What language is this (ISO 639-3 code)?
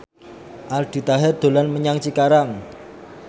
jav